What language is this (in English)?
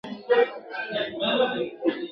Pashto